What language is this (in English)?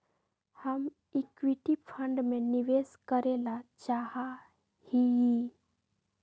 Magahi